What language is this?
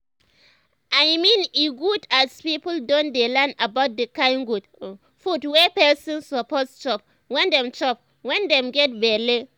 Nigerian Pidgin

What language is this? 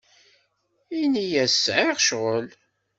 Kabyle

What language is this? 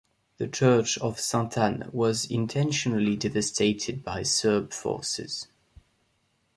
English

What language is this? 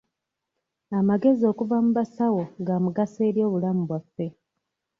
Ganda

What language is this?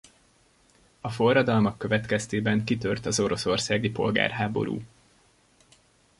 Hungarian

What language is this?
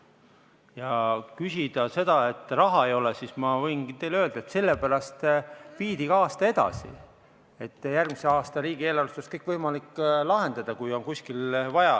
Estonian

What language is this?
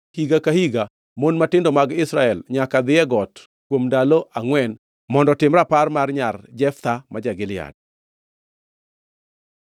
Luo (Kenya and Tanzania)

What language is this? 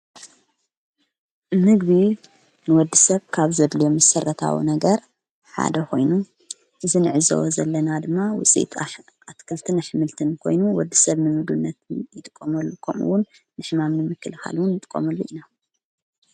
Tigrinya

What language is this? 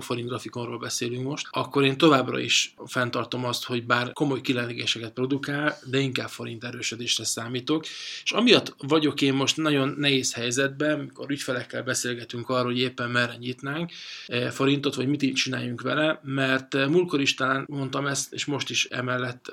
Hungarian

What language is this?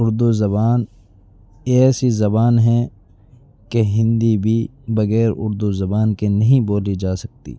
Urdu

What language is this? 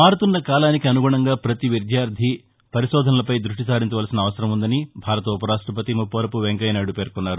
Telugu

